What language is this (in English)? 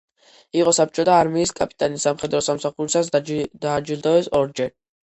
Georgian